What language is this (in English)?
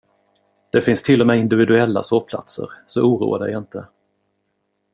Swedish